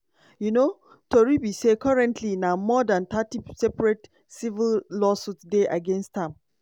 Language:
Nigerian Pidgin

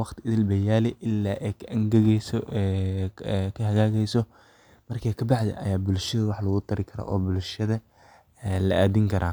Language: Somali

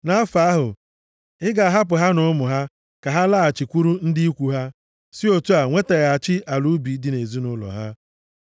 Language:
Igbo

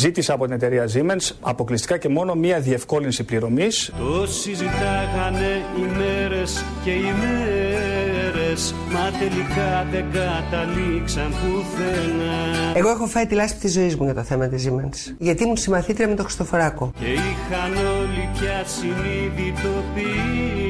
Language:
Greek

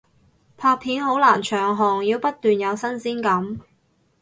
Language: Cantonese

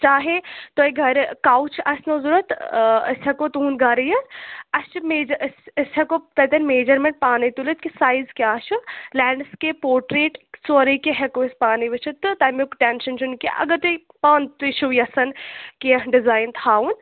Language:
Kashmiri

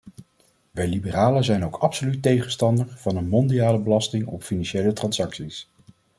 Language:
Dutch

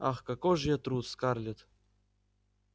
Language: Russian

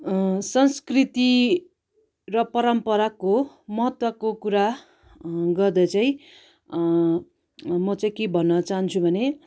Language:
Nepali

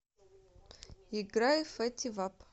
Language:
Russian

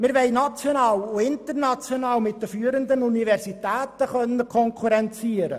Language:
Swiss German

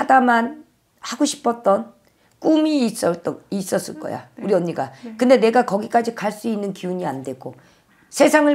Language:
Korean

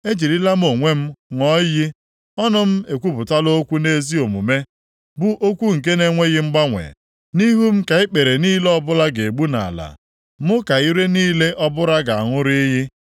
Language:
Igbo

